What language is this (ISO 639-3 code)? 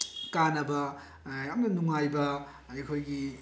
mni